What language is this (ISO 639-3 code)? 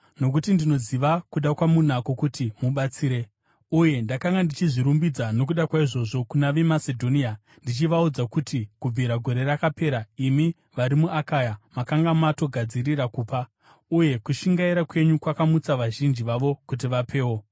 sna